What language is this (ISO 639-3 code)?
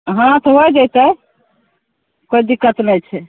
mai